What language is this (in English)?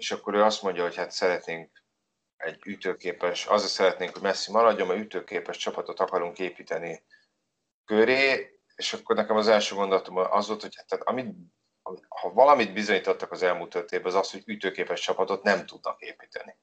Hungarian